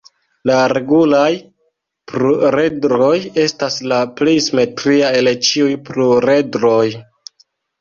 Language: Esperanto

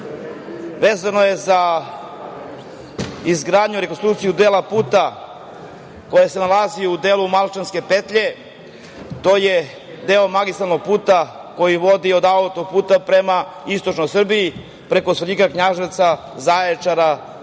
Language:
Serbian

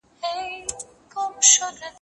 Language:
Pashto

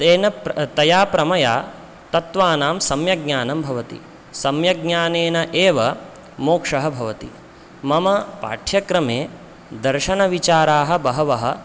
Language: Sanskrit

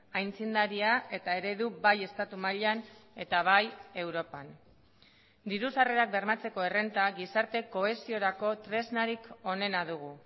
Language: Basque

